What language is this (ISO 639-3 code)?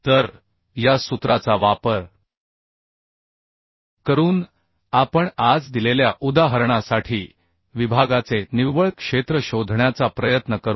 mar